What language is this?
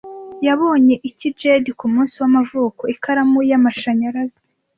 Kinyarwanda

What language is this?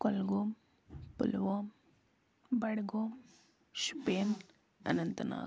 Kashmiri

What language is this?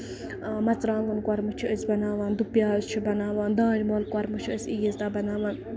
Kashmiri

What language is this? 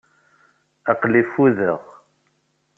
Kabyle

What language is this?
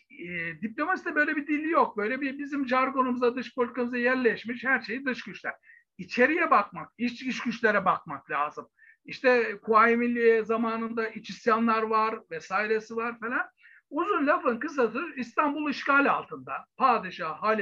Turkish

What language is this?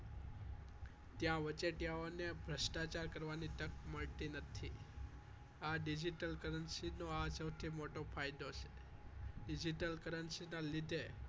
Gujarati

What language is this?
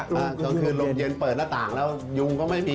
Thai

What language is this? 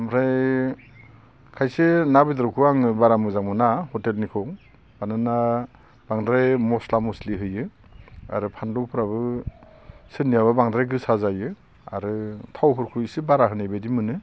Bodo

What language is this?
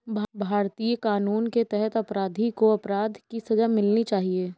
Hindi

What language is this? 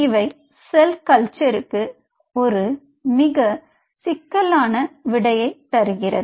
Tamil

